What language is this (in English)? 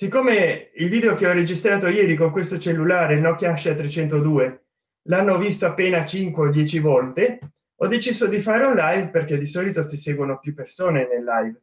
Italian